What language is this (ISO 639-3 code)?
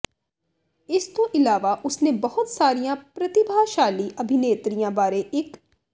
pan